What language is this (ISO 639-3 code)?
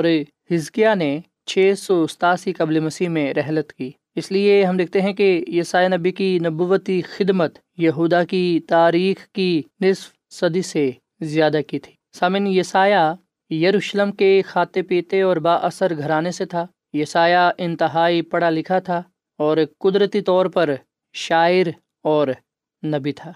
urd